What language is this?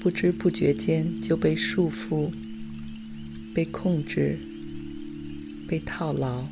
Chinese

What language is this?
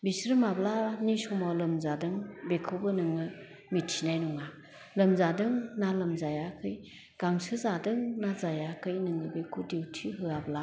Bodo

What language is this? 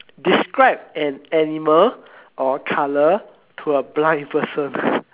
English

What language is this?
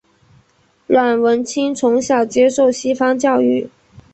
Chinese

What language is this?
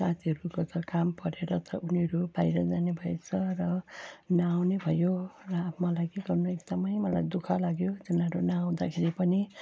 Nepali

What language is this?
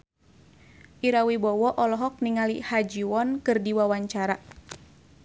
Sundanese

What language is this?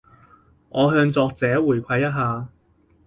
Cantonese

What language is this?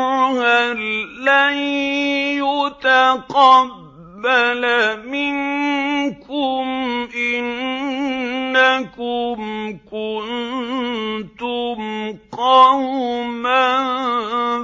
Arabic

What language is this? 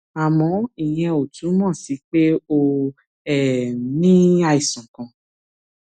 Yoruba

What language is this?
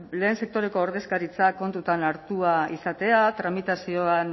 Basque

